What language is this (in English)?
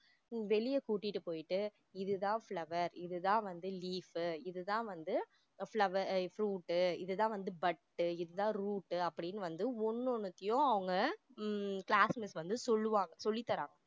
Tamil